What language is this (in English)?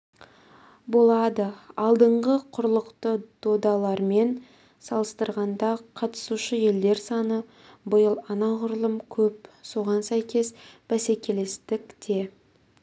Kazakh